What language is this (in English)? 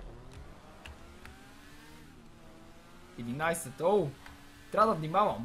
Romanian